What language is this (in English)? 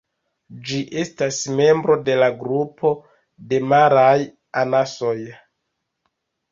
Esperanto